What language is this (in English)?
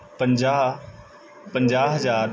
Punjabi